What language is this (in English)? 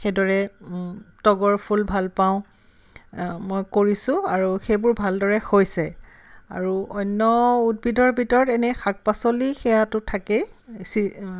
Assamese